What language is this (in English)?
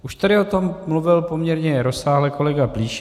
Czech